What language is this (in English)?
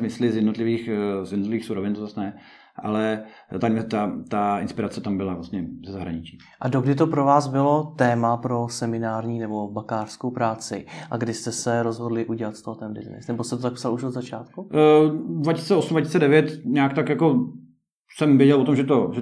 Czech